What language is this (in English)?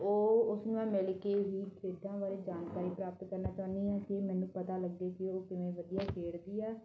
Punjabi